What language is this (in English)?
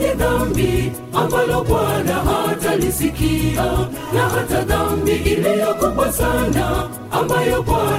Swahili